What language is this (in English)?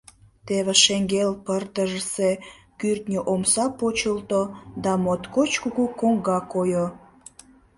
Mari